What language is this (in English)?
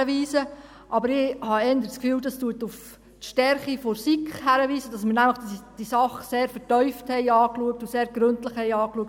Swiss German